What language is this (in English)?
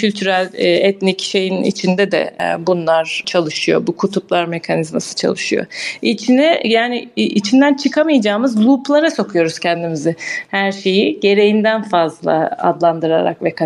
Turkish